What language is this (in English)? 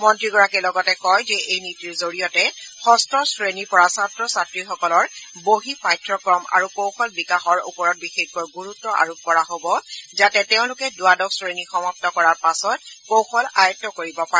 Assamese